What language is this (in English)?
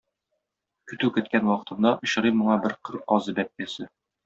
Tatar